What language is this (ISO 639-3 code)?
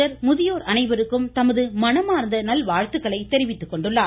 tam